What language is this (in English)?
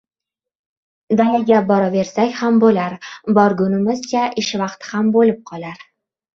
Uzbek